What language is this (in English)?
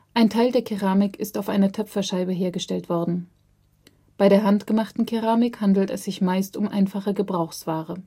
German